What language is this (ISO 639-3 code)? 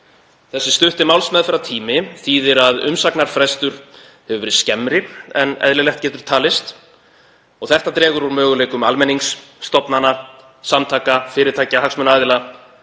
isl